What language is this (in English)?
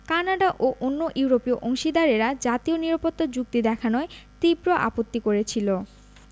Bangla